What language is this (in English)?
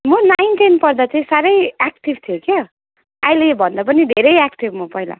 Nepali